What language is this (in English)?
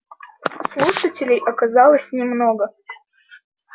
Russian